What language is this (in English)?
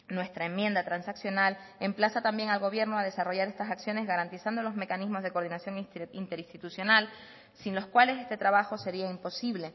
Spanish